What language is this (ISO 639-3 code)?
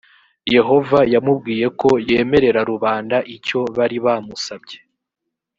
kin